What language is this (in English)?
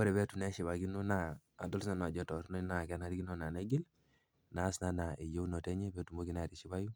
Masai